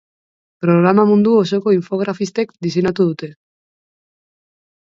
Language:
Basque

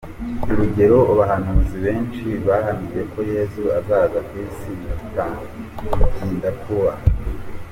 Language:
Kinyarwanda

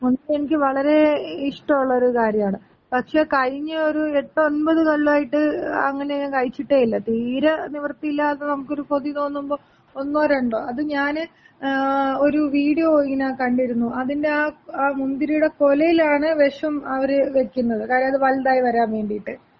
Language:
Malayalam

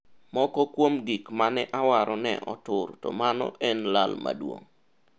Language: Luo (Kenya and Tanzania)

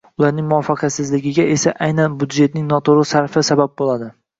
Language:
Uzbek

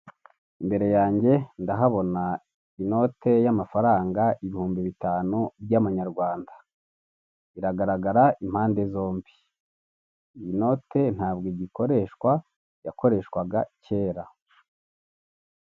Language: Kinyarwanda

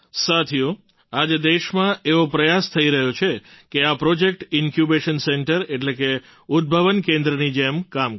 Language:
Gujarati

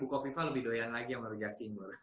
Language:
Indonesian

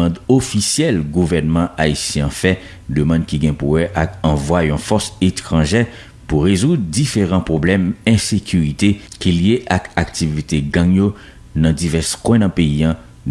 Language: French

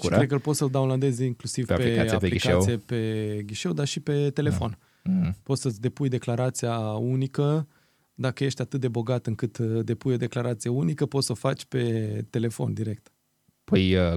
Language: Romanian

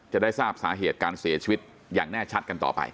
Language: Thai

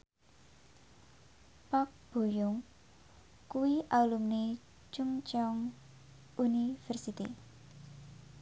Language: Javanese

